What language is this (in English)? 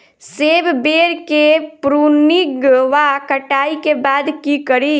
Maithili